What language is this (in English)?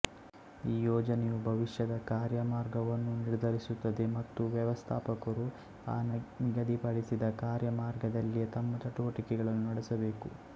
Kannada